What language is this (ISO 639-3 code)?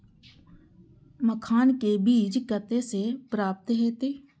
mai